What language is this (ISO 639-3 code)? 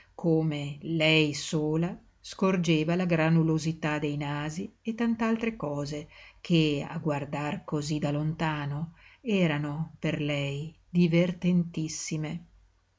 ita